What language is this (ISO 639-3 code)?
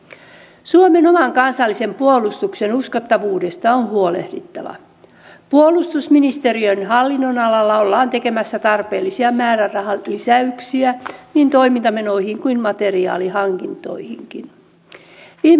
fin